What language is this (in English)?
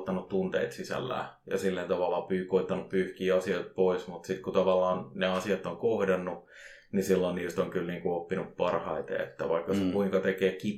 Finnish